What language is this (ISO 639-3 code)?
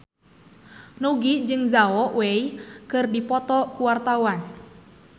sun